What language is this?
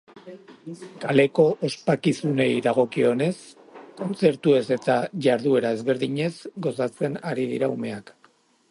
Basque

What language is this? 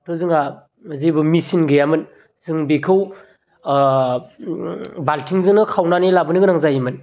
Bodo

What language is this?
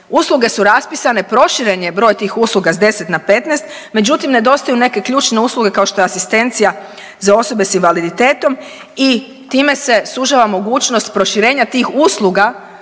Croatian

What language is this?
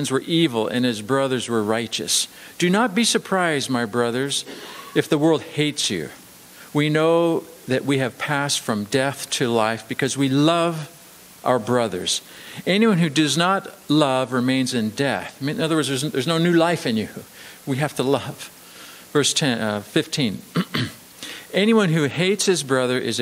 English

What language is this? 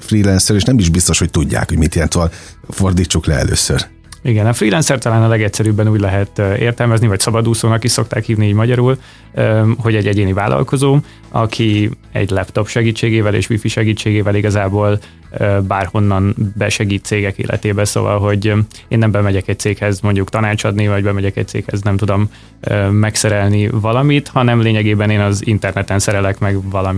Hungarian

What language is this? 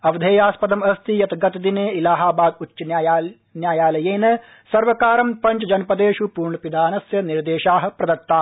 Sanskrit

